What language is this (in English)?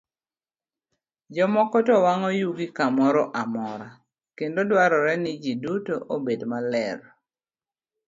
Luo (Kenya and Tanzania)